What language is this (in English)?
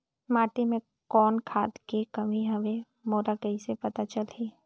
Chhattisgarhi